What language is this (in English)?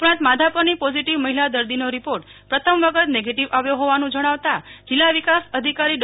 Gujarati